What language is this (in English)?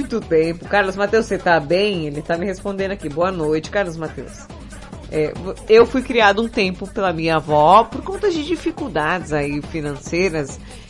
Portuguese